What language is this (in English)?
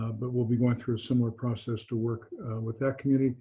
English